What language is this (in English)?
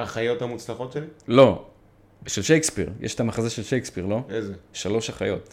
Hebrew